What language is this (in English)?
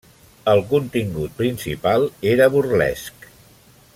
Catalan